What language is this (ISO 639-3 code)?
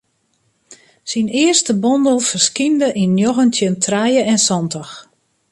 fry